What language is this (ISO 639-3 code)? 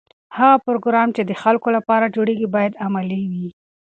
pus